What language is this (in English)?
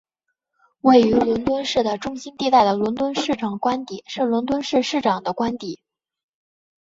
Chinese